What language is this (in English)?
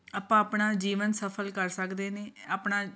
Punjabi